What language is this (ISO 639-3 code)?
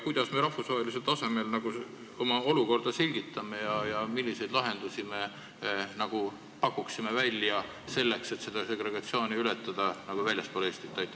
est